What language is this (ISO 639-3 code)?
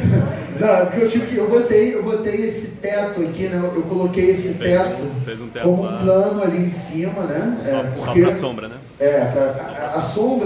por